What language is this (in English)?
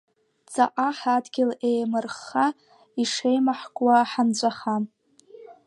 Abkhazian